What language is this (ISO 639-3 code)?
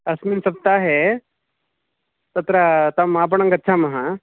san